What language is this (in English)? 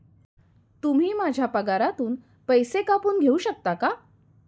Marathi